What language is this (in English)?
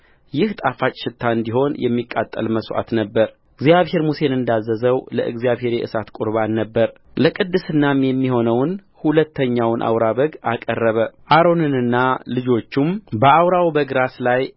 Amharic